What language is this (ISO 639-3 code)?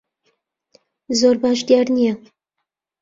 ckb